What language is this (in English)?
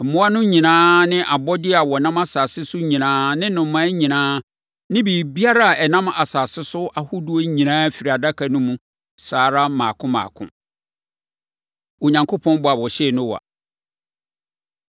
Akan